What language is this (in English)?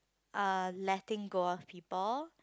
English